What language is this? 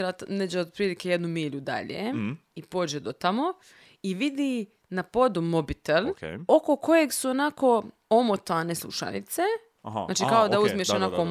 Croatian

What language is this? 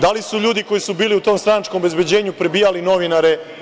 Serbian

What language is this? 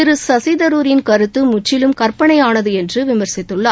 Tamil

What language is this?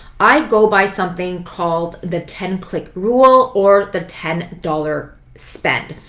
English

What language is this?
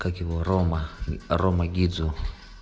Russian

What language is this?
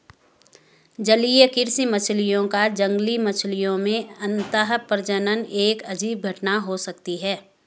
Hindi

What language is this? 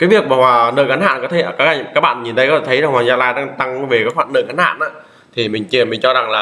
Vietnamese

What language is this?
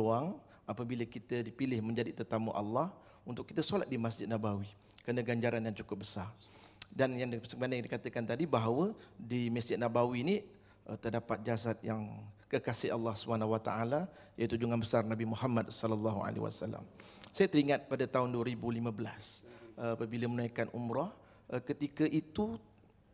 Malay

